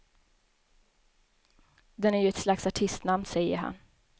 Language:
Swedish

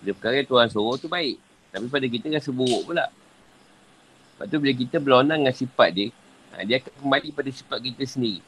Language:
Malay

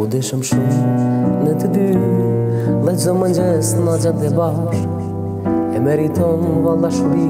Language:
Romanian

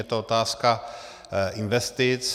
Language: Czech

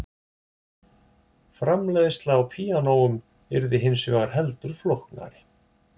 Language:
Icelandic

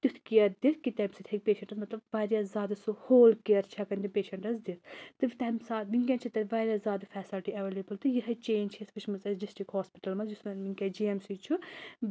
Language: Kashmiri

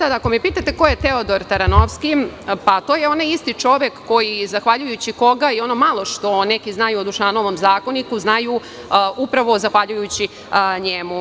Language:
Serbian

